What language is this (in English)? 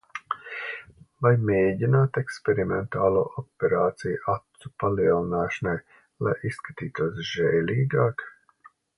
Latvian